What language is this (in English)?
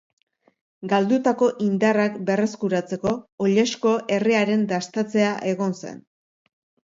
Basque